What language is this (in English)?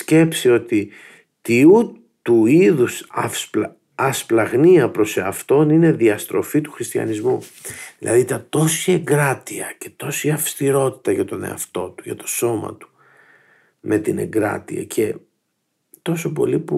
Greek